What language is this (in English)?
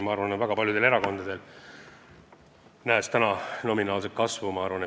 Estonian